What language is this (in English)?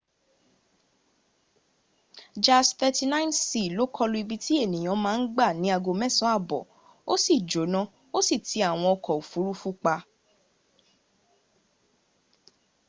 Yoruba